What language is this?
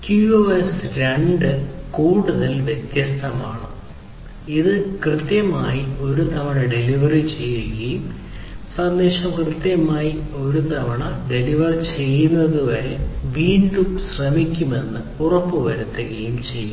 Malayalam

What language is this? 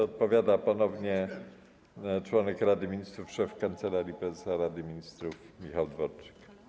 Polish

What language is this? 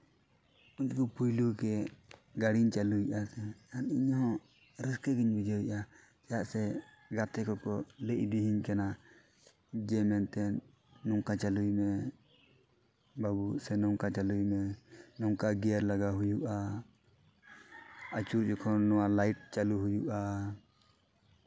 Santali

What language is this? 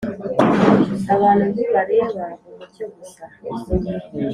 Kinyarwanda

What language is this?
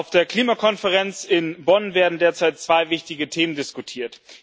German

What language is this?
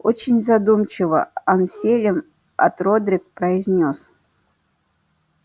Russian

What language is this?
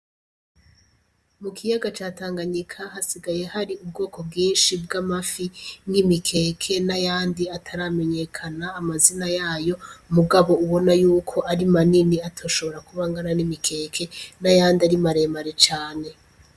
Rundi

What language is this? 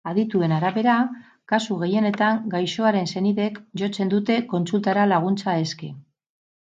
Basque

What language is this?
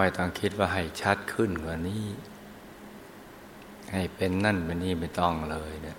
Thai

